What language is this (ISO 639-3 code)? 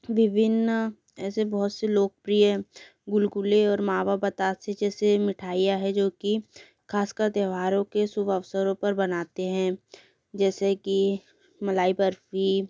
hin